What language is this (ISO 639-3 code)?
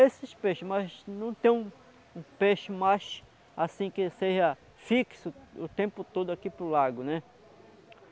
por